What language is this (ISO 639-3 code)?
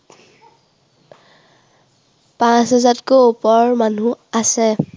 asm